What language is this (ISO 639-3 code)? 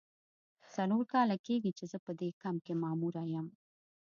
pus